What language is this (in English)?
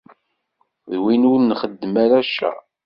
Kabyle